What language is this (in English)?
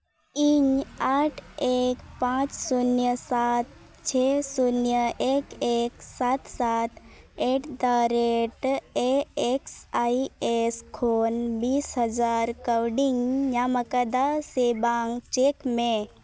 Santali